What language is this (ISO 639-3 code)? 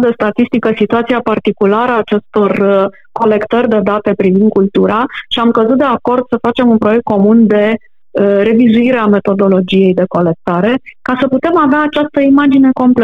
ron